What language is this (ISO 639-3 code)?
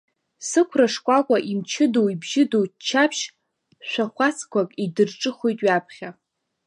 abk